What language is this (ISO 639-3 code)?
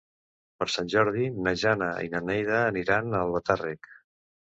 cat